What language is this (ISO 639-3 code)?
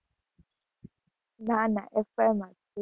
guj